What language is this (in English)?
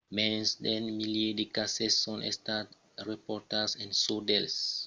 Occitan